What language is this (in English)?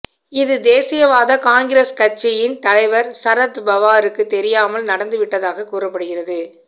Tamil